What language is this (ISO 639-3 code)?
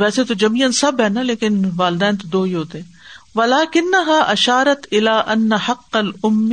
urd